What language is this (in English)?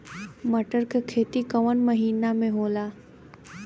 Bhojpuri